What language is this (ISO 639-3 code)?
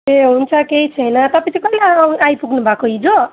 nep